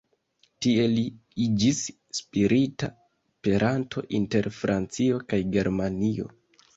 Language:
Esperanto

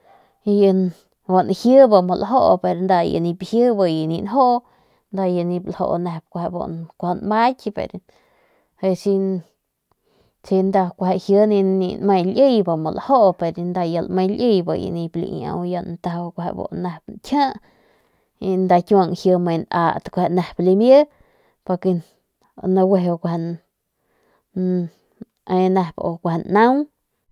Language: Northern Pame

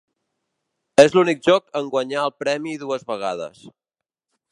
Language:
Catalan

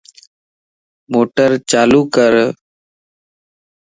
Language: Lasi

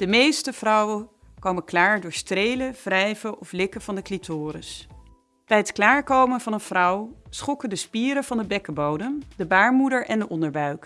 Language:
Dutch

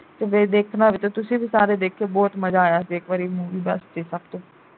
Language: Punjabi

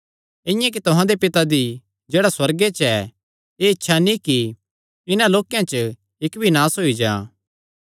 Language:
Kangri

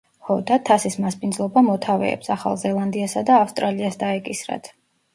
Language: Georgian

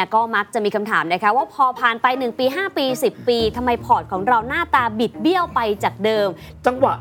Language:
Thai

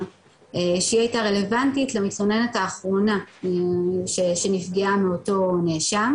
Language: Hebrew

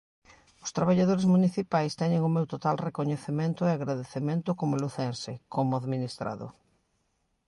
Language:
Galician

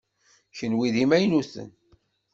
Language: Kabyle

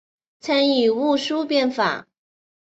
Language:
Chinese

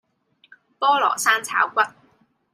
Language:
Cantonese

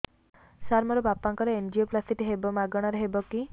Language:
Odia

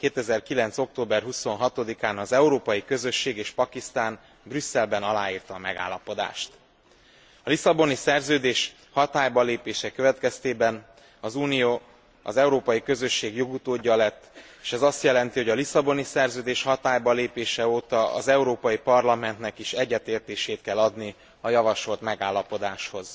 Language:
Hungarian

